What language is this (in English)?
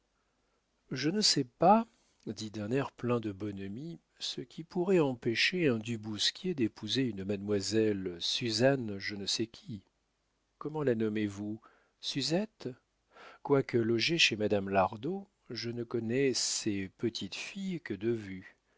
French